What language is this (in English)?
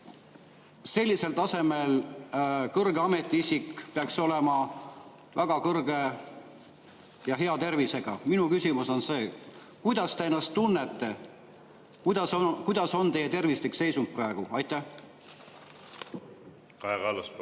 Estonian